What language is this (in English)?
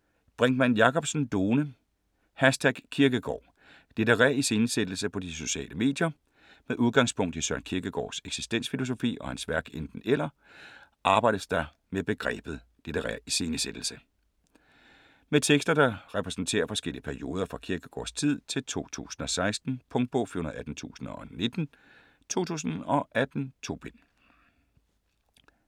Danish